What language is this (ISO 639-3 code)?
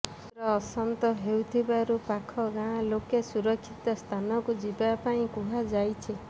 ori